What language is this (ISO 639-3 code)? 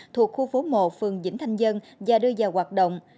vie